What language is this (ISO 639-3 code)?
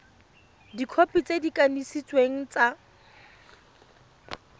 tsn